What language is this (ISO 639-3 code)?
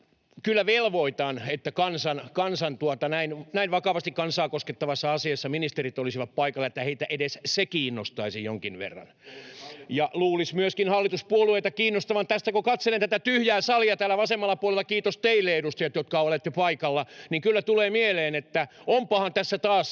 fin